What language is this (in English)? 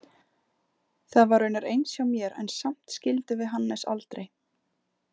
Icelandic